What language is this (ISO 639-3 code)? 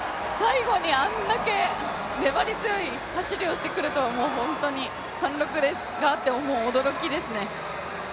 jpn